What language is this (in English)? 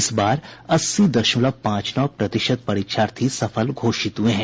Hindi